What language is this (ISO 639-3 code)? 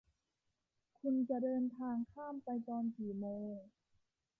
tha